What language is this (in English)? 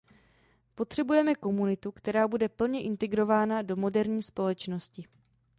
Czech